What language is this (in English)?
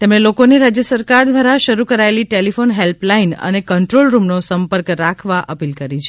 Gujarati